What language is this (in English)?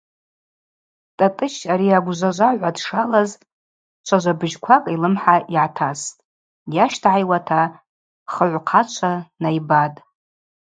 Abaza